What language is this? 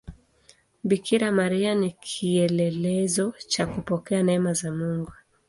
Swahili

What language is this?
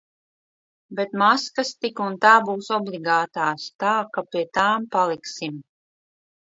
Latvian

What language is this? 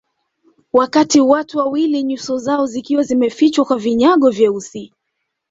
Swahili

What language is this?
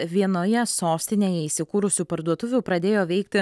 Lithuanian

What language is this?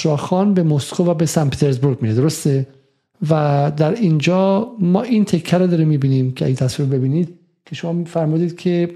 Persian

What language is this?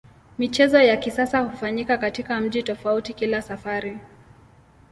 Swahili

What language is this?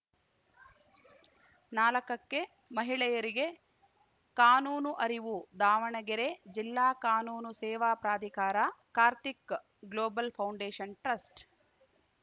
Kannada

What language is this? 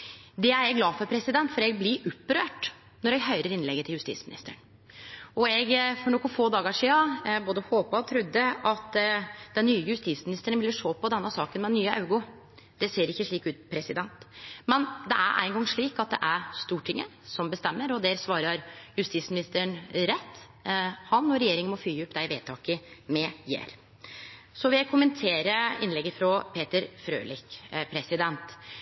Norwegian Nynorsk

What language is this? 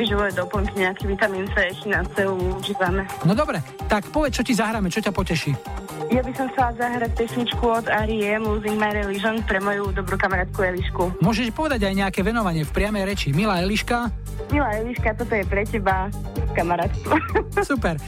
Slovak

